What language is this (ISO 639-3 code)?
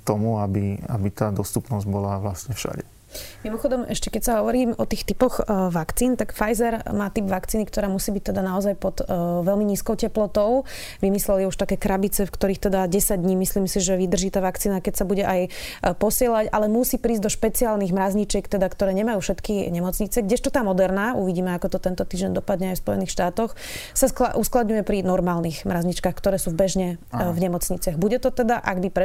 slk